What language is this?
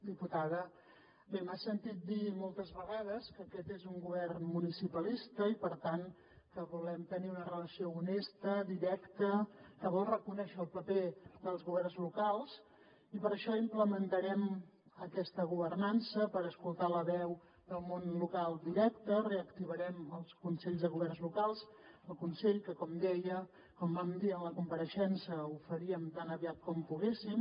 Catalan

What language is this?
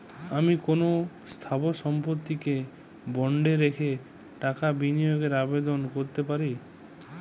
Bangla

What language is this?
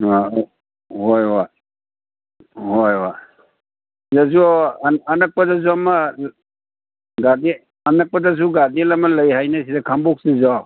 Manipuri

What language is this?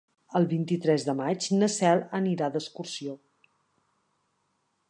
Catalan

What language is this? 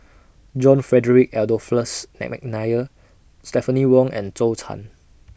English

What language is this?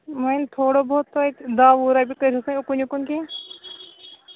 Kashmiri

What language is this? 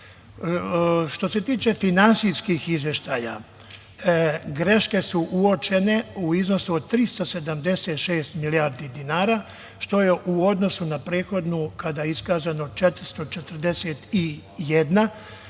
Serbian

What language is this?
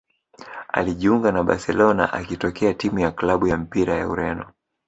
Swahili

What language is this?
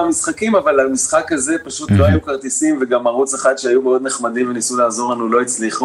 Hebrew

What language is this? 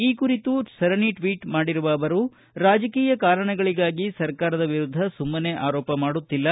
Kannada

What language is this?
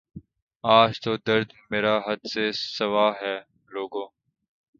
Urdu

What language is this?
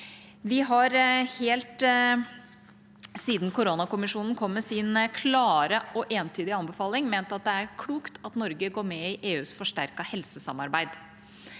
Norwegian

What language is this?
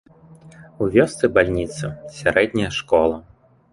Belarusian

